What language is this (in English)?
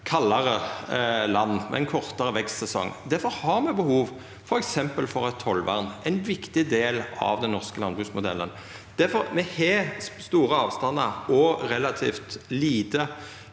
Norwegian